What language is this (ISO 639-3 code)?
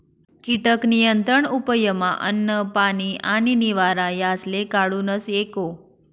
mar